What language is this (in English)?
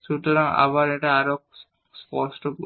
Bangla